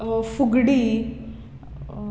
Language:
Konkani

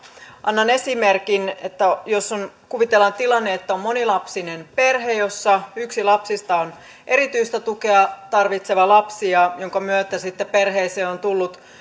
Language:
Finnish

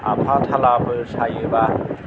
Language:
Bodo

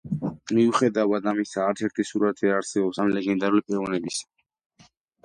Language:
Georgian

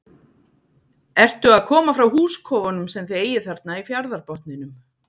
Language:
Icelandic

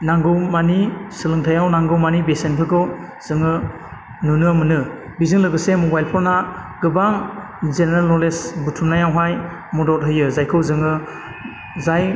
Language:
Bodo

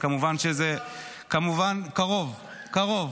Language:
Hebrew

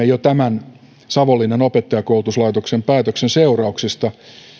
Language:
Finnish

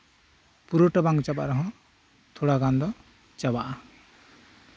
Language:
Santali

